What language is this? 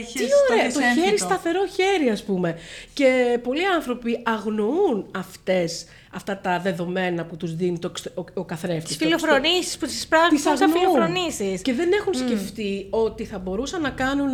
Greek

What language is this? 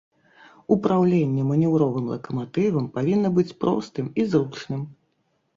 Belarusian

